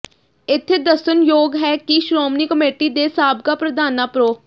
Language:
Punjabi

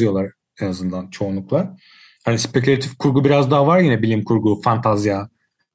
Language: Turkish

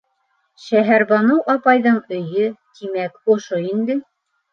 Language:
Bashkir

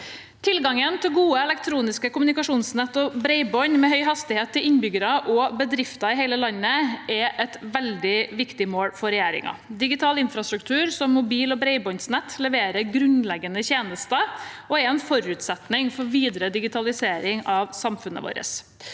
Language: Norwegian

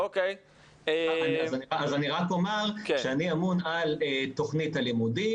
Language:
Hebrew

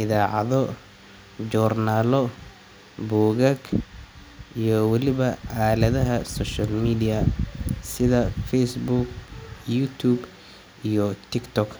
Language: Somali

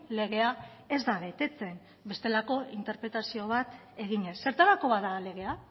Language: Basque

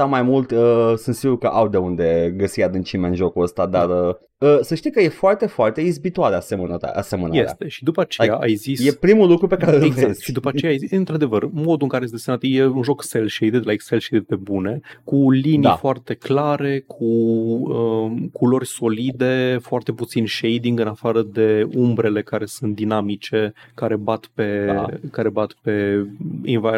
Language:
Romanian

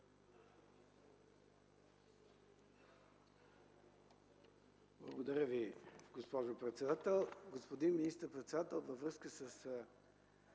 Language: Bulgarian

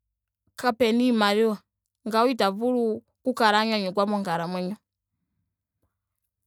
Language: Ndonga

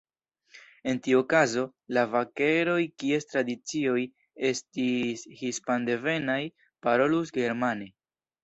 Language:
Esperanto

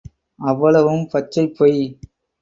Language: Tamil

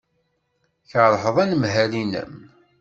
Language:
Kabyle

